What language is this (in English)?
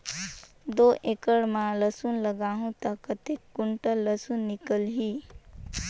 Chhattisgarhi